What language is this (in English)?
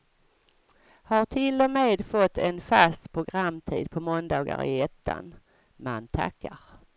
Swedish